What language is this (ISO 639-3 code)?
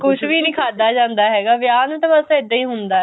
pan